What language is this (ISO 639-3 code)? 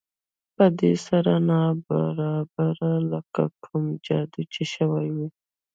pus